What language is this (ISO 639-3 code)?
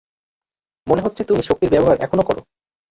ben